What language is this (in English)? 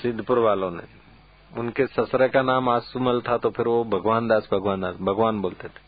Hindi